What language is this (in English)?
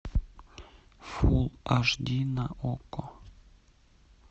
Russian